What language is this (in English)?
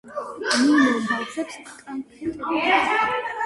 Georgian